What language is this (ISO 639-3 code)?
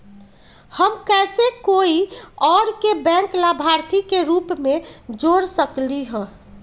mag